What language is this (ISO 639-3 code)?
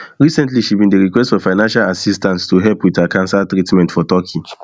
pcm